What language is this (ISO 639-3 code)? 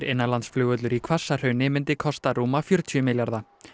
isl